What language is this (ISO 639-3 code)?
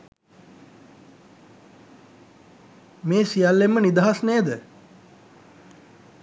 sin